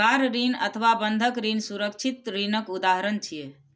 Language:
Maithili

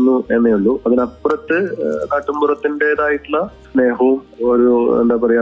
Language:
Malayalam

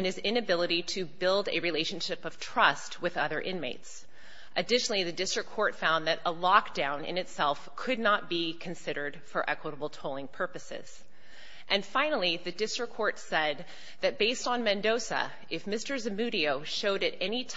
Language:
English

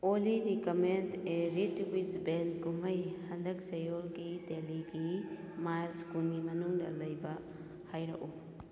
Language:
Manipuri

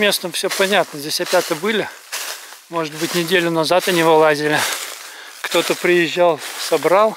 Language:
Russian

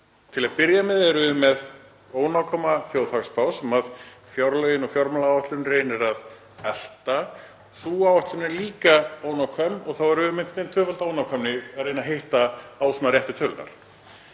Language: Icelandic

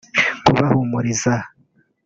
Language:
Kinyarwanda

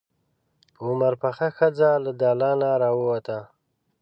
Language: Pashto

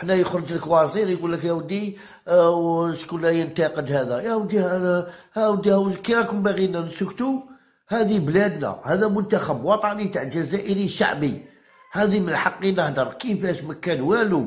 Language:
Arabic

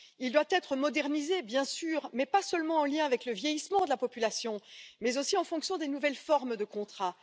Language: French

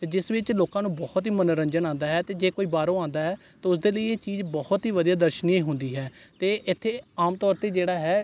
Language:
Punjabi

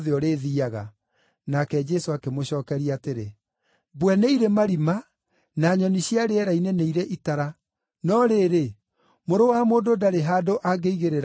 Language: Kikuyu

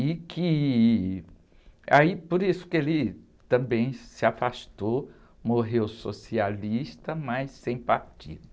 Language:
Portuguese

